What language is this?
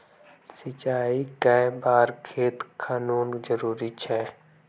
Magahi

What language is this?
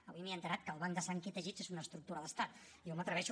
Catalan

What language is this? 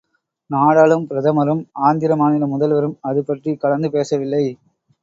Tamil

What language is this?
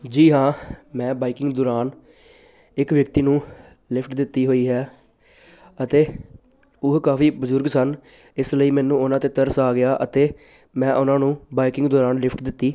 Punjabi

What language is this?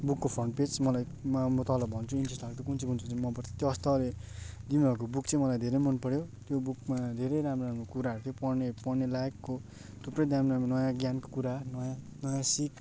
Nepali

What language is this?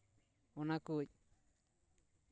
Santali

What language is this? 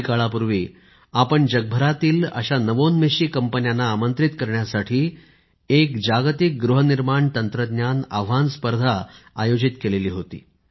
Marathi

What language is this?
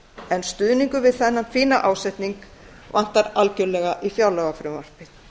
Icelandic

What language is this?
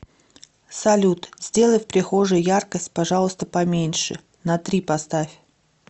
Russian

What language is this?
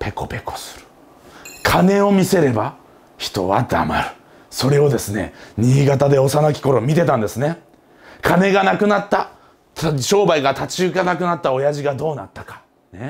Japanese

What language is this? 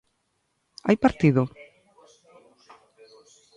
Galician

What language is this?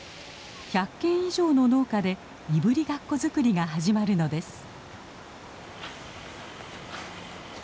Japanese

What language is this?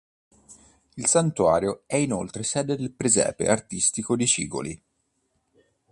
Italian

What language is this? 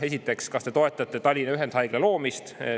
Estonian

